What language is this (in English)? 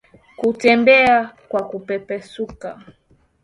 Swahili